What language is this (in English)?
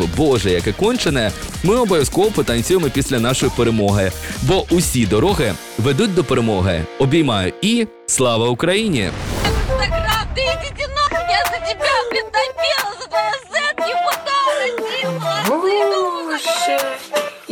Ukrainian